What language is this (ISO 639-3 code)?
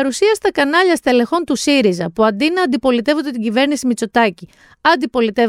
ell